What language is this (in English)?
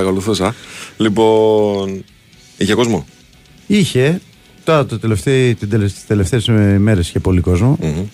Greek